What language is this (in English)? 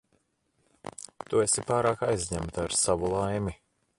Latvian